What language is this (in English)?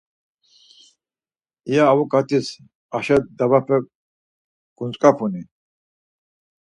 Laz